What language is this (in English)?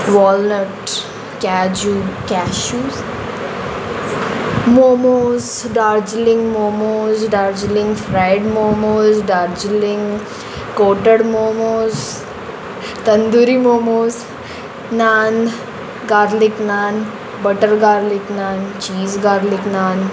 Konkani